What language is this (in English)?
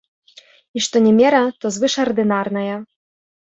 Belarusian